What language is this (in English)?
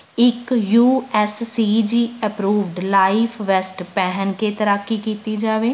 Punjabi